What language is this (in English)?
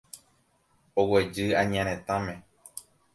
Guarani